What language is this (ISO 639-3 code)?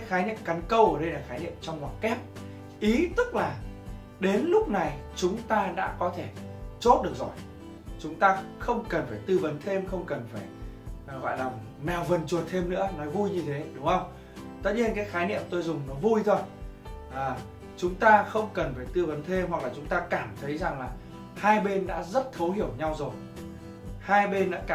vie